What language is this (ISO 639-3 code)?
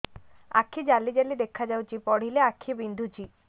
ori